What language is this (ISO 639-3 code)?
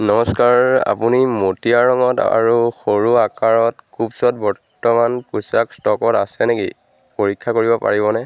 asm